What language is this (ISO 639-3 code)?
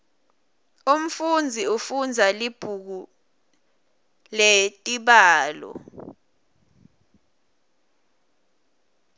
ssw